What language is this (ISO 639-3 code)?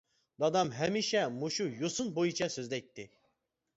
uig